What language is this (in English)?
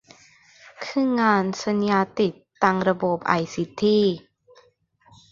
Thai